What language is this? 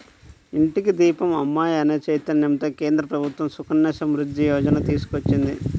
Telugu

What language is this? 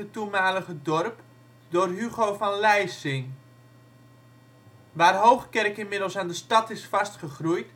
Dutch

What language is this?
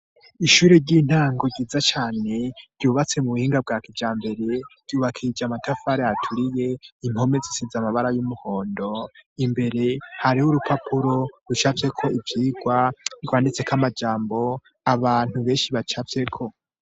Rundi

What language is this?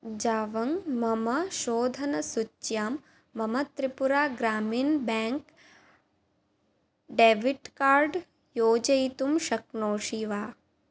Sanskrit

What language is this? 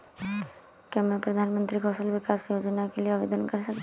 Hindi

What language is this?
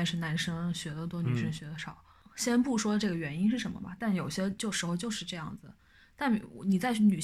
Chinese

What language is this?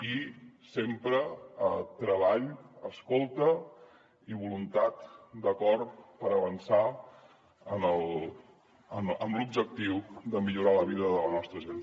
Catalan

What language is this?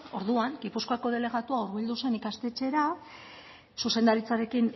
Basque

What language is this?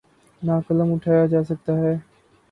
Urdu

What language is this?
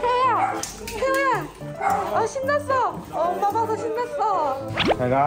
Korean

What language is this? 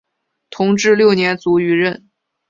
Chinese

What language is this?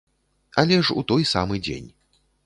Belarusian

